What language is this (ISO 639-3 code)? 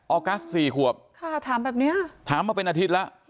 tha